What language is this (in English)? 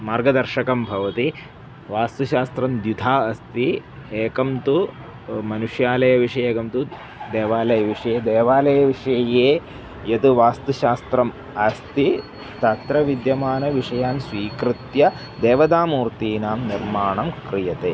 Sanskrit